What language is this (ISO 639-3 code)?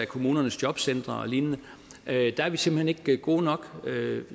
dan